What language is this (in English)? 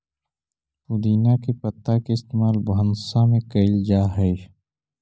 Magahi